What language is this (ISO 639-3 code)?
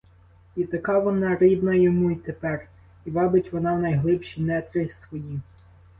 ukr